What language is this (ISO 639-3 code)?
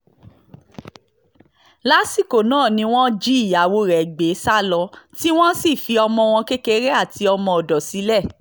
yor